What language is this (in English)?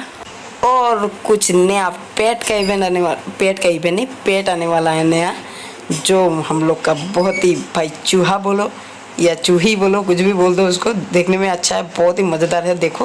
Hindi